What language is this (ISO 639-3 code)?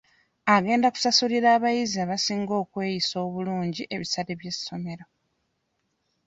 lug